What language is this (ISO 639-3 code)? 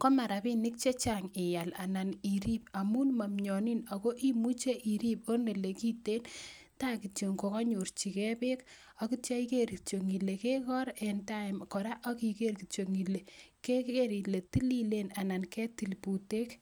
kln